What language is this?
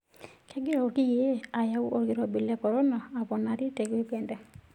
Masai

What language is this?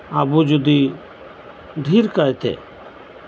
Santali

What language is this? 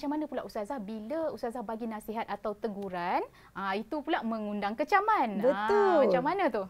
Malay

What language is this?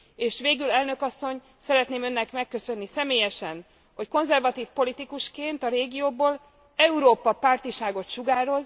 Hungarian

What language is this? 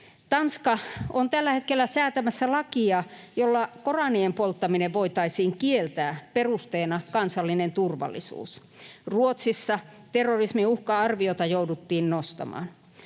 Finnish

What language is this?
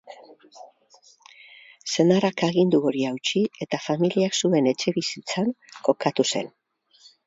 Basque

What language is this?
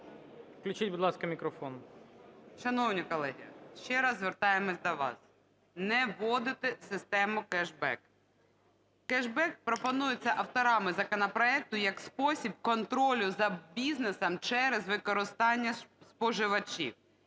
Ukrainian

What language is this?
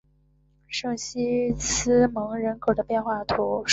Chinese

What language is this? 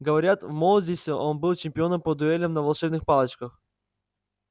Russian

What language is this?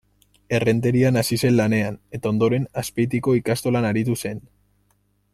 Basque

